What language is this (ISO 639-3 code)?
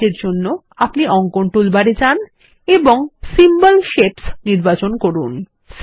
ben